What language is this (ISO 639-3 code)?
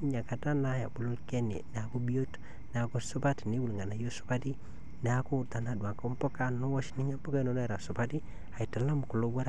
mas